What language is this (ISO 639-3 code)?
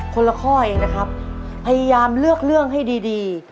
tha